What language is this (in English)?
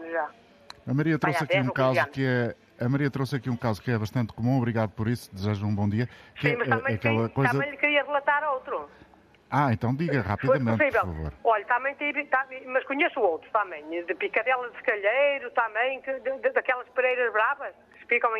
Portuguese